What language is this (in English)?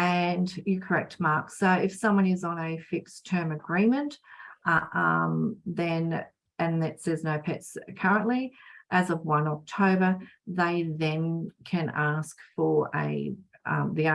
English